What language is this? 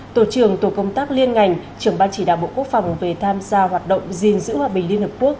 Vietnamese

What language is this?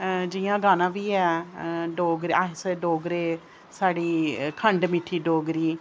Dogri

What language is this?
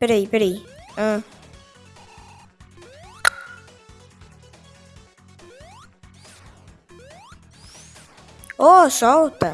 Portuguese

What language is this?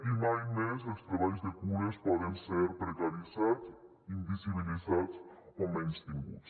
Catalan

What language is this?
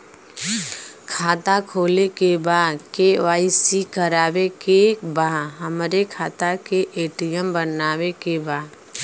Bhojpuri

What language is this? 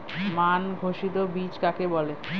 Bangla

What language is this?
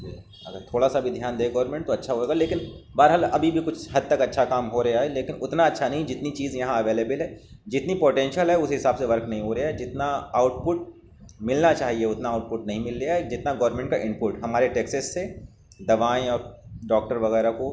Urdu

